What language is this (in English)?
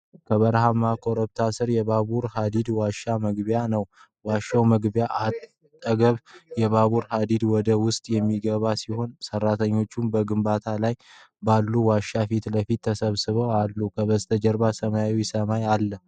Amharic